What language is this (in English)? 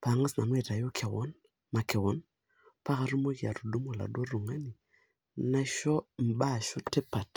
Masai